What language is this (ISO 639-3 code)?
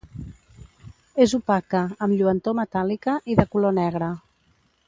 cat